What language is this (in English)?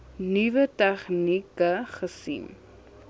Afrikaans